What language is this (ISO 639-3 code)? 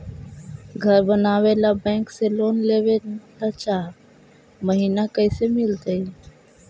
mag